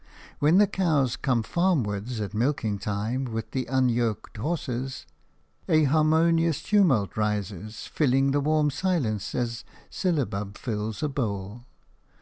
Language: English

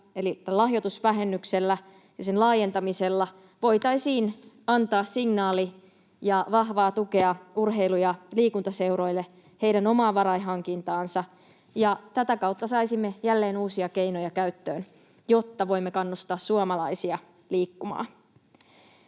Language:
Finnish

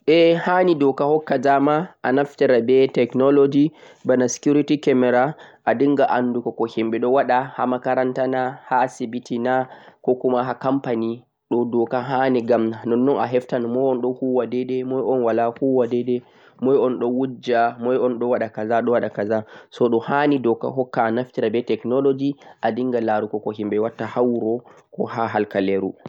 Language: Central-Eastern Niger Fulfulde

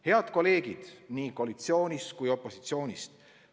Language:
Estonian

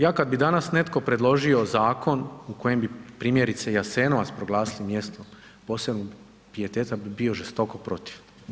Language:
Croatian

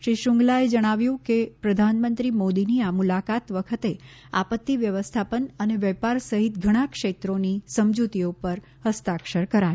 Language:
Gujarati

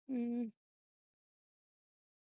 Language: Punjabi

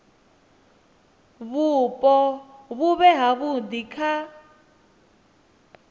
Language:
Venda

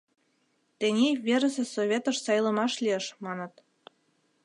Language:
Mari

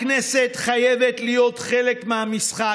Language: Hebrew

